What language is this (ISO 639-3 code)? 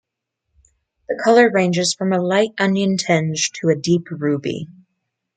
eng